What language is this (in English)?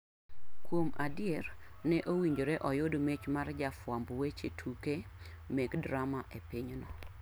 Luo (Kenya and Tanzania)